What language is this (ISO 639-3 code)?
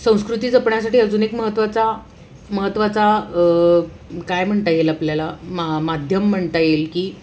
mar